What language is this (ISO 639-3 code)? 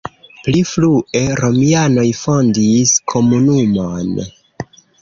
epo